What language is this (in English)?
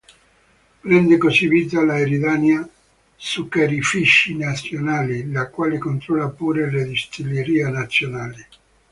Italian